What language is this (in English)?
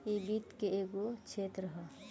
Bhojpuri